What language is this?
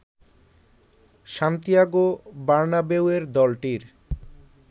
Bangla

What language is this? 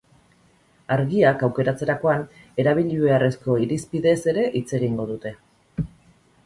Basque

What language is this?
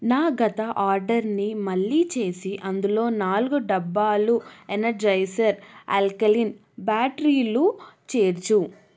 Telugu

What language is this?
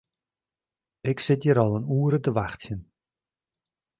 Western Frisian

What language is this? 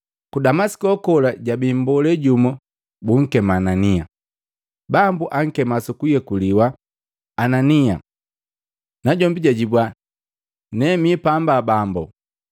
Matengo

